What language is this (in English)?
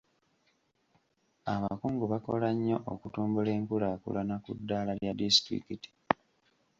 Ganda